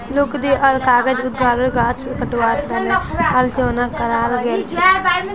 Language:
Magahi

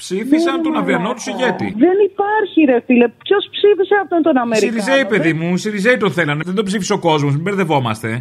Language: Greek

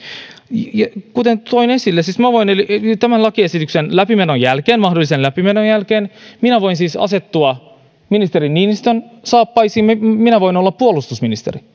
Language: Finnish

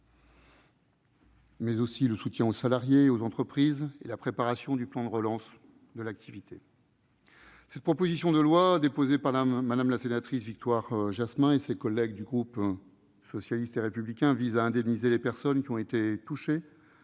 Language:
French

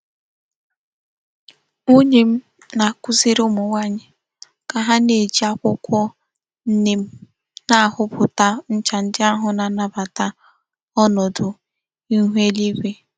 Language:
Igbo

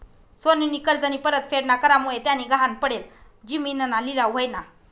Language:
Marathi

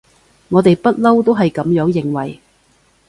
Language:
Cantonese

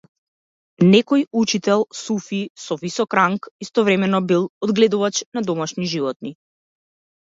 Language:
Macedonian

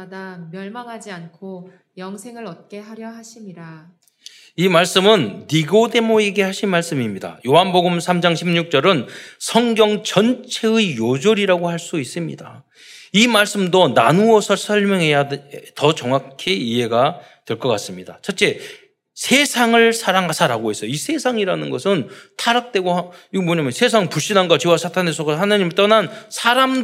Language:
Korean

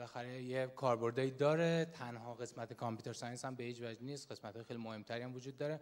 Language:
Persian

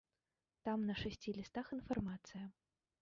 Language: Belarusian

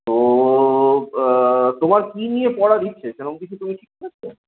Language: Bangla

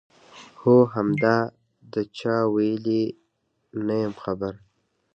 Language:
Pashto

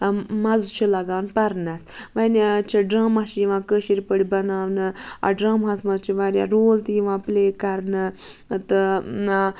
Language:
Kashmiri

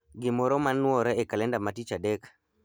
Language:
Luo (Kenya and Tanzania)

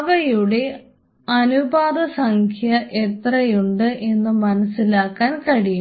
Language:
Malayalam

